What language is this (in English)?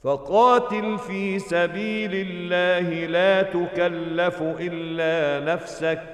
Arabic